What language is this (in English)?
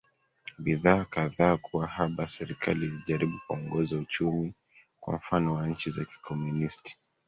Swahili